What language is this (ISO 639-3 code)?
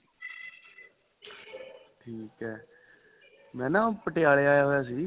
pan